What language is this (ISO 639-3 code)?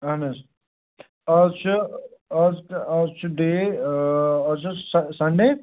kas